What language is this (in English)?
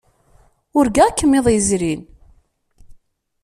Kabyle